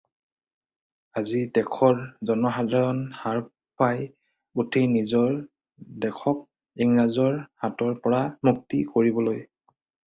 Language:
Assamese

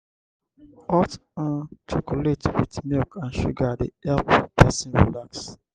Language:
Nigerian Pidgin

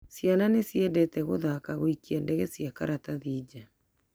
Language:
Kikuyu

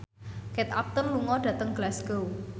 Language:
Javanese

